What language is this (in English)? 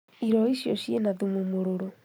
Kikuyu